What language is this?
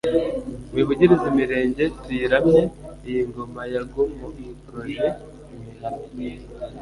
Kinyarwanda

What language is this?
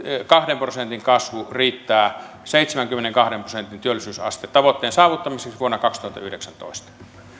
Finnish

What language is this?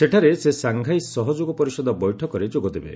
Odia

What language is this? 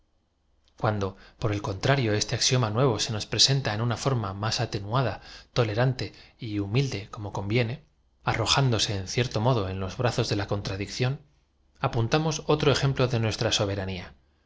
Spanish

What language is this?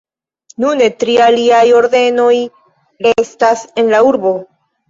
Esperanto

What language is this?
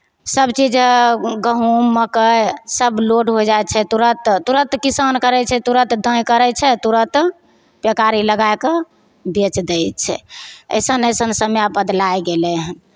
Maithili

